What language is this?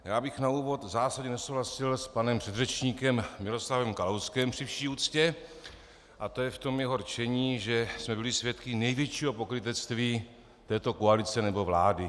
Czech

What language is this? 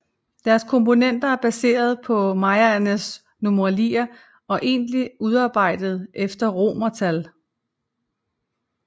Danish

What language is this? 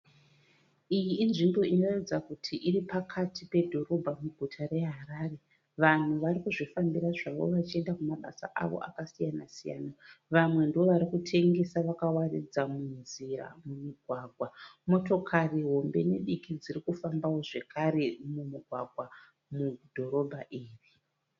Shona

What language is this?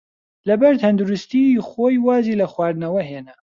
Central Kurdish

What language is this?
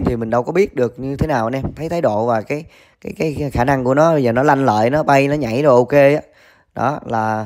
Vietnamese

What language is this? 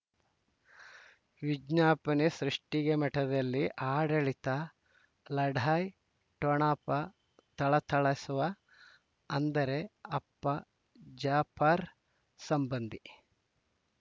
Kannada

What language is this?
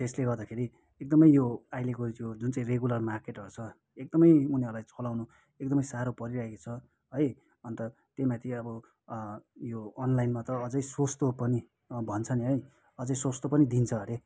Nepali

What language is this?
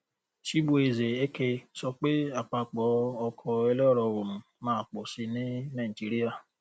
Yoruba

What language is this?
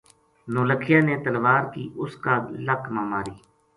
Gujari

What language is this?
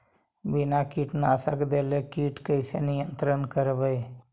Magahi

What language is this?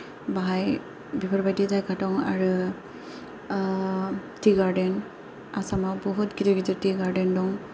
Bodo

